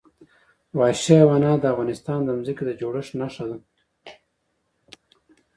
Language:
Pashto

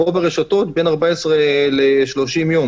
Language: Hebrew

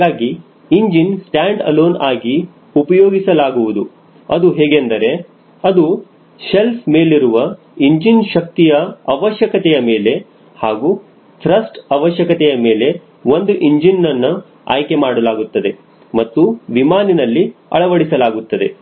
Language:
Kannada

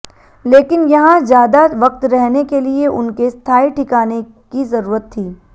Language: Hindi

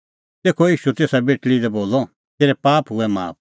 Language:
Kullu Pahari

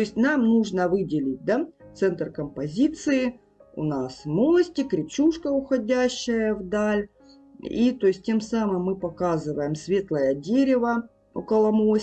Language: Russian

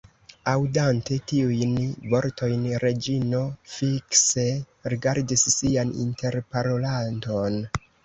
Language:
Esperanto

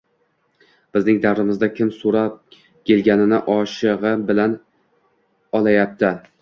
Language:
Uzbek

